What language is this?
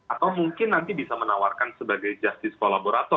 Indonesian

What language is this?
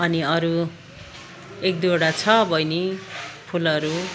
Nepali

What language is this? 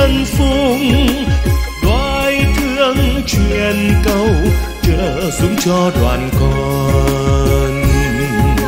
Vietnamese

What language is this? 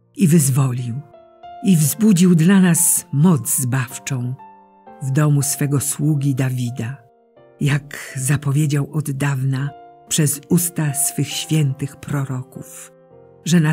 Polish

